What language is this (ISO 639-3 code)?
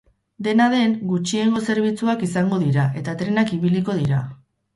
eus